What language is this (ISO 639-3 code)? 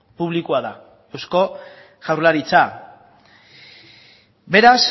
eus